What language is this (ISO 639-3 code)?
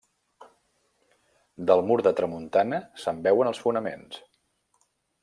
cat